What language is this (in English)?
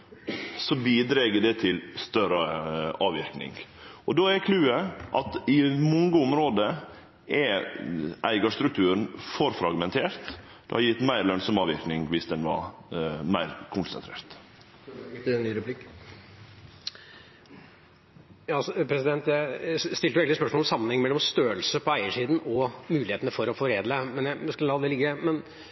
Norwegian